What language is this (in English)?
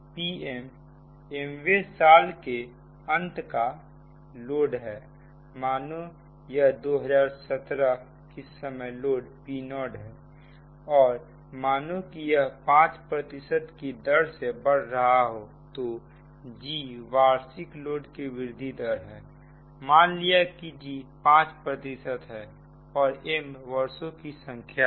Hindi